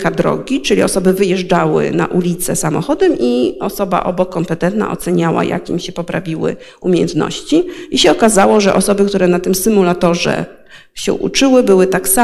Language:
Polish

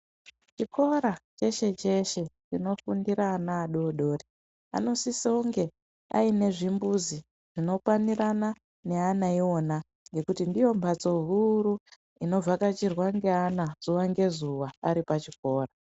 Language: Ndau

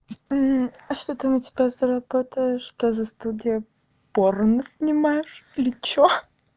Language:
Russian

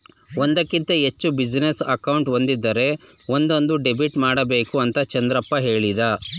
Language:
Kannada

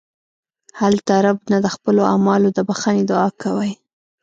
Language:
Pashto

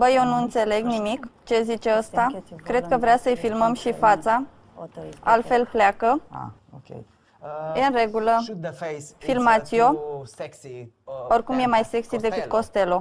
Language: Romanian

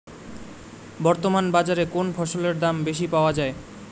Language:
Bangla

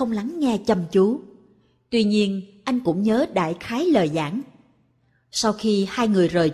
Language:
Vietnamese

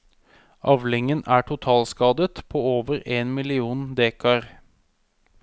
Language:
Norwegian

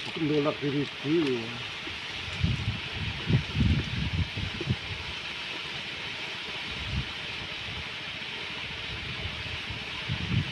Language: Indonesian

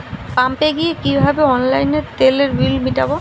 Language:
Bangla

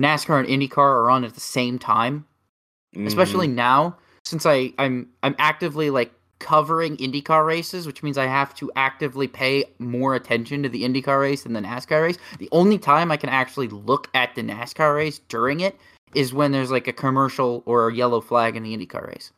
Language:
English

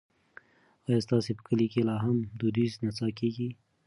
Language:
Pashto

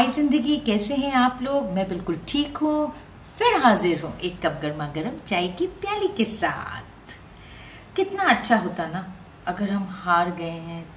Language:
Hindi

